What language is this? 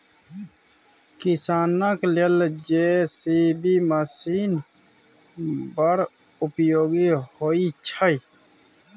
Maithili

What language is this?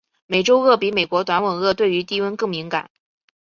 Chinese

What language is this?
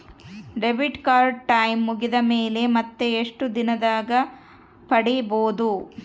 Kannada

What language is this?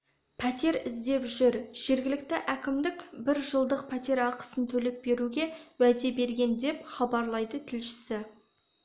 Kazakh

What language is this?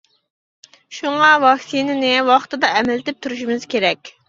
Uyghur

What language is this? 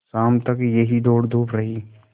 Hindi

